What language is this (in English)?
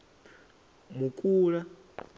Venda